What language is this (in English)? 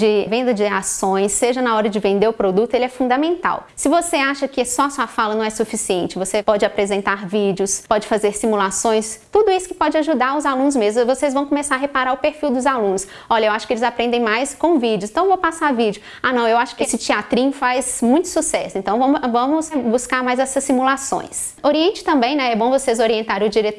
Portuguese